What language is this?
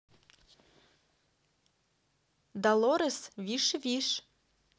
Russian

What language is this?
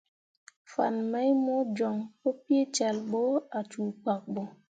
Mundang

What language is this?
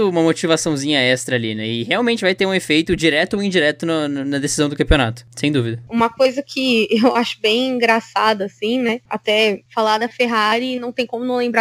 Portuguese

